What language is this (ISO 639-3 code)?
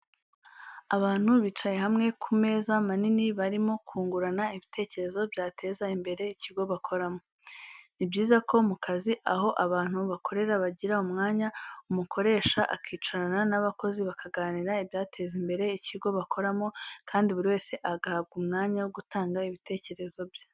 kin